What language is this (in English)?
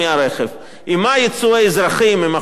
Hebrew